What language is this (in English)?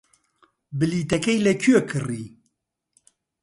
Central Kurdish